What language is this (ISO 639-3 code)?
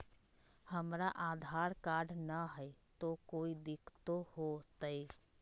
mag